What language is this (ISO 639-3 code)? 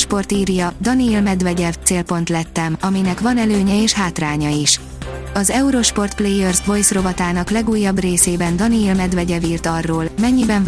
hun